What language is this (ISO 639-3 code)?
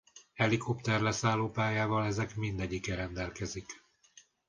hun